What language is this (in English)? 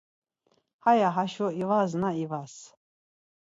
Laz